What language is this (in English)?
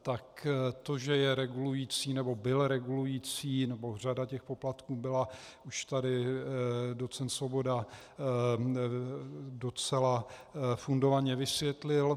Czech